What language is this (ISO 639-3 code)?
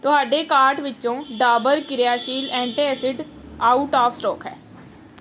pan